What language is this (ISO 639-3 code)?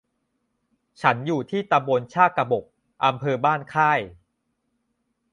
tha